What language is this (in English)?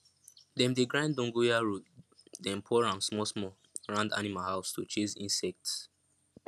Nigerian Pidgin